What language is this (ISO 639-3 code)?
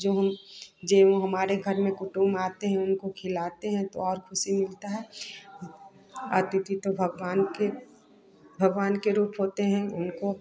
hin